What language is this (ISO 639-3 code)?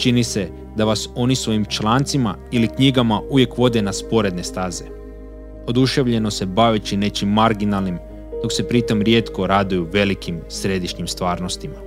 hrv